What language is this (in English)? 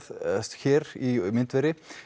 Icelandic